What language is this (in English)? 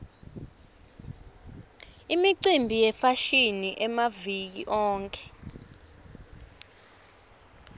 Swati